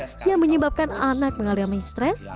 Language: Indonesian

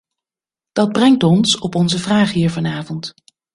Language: Dutch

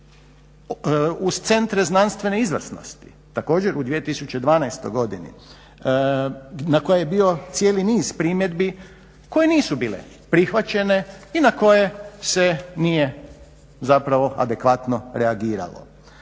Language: Croatian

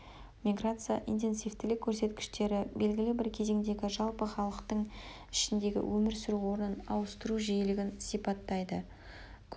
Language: Kazakh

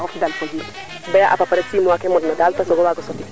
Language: Serer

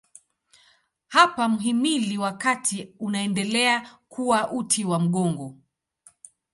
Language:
Swahili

